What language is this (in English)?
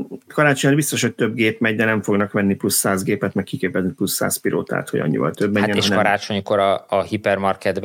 Hungarian